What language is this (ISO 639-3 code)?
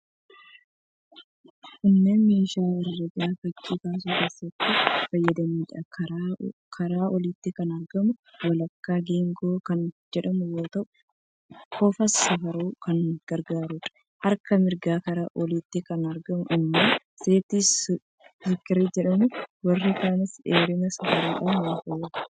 orm